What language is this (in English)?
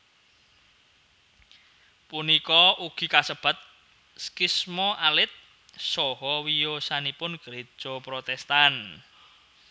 Javanese